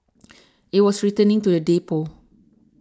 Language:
English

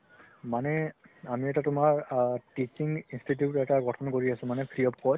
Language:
Assamese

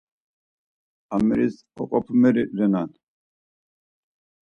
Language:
Laz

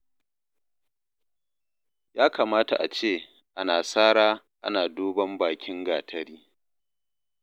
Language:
Hausa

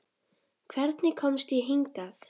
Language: Icelandic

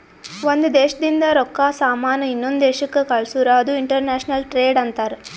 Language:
Kannada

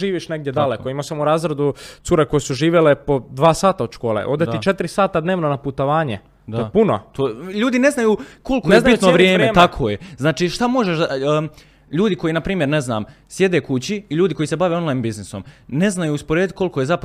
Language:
Croatian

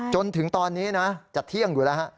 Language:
Thai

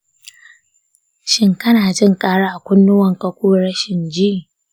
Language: Hausa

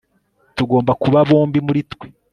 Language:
Kinyarwanda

